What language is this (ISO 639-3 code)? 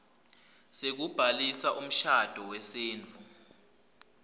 ssw